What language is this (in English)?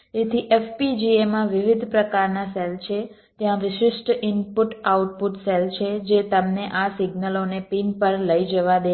Gujarati